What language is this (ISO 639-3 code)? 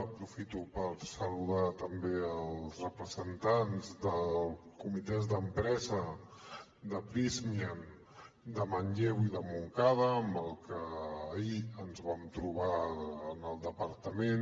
cat